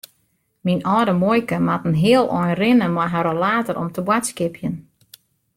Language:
Western Frisian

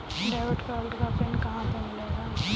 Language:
Hindi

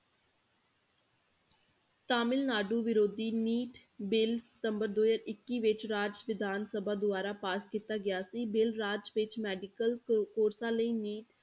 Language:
Punjabi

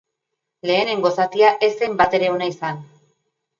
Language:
Basque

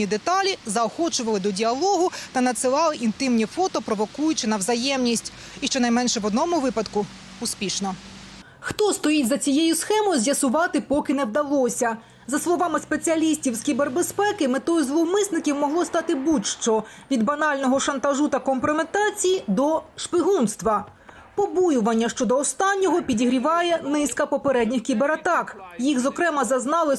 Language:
Ukrainian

